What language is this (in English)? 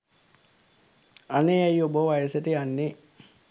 Sinhala